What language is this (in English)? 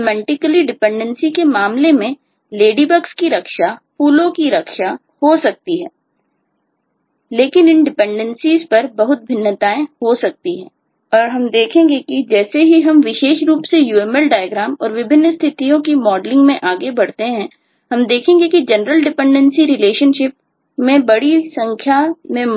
Hindi